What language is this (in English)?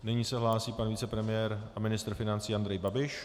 Czech